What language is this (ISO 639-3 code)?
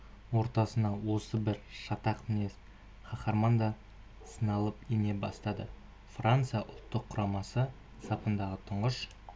kaz